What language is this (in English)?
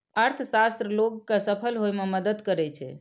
Maithili